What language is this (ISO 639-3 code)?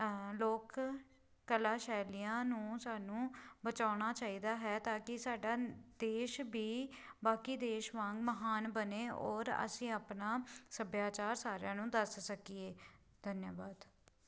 pan